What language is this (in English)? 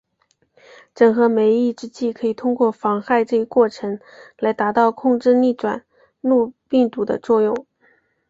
Chinese